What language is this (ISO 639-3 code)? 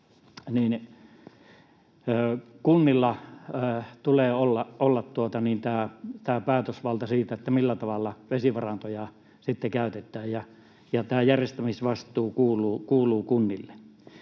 fin